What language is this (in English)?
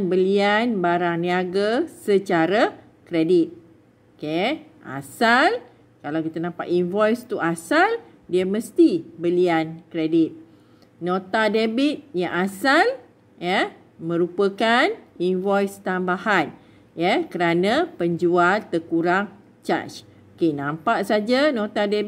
Malay